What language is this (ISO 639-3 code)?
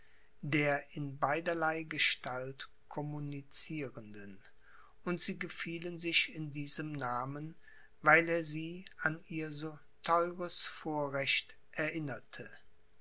deu